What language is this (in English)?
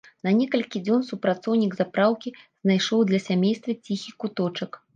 Belarusian